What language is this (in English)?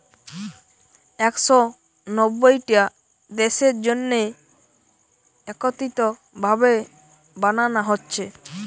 Bangla